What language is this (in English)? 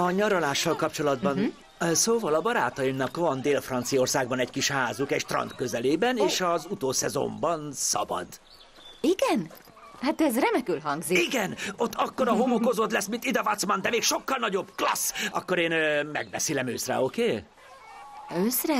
Hungarian